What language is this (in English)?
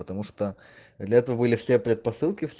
Russian